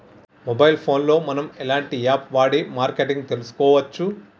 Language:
Telugu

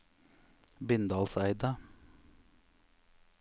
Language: Norwegian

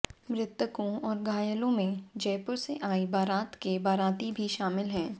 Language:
Hindi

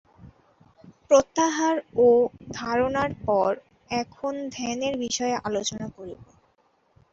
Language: Bangla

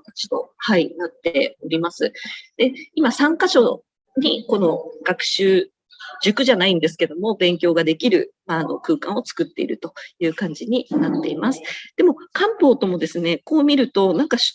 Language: Japanese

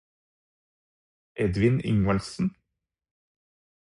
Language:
Norwegian Bokmål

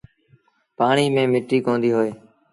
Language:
Sindhi Bhil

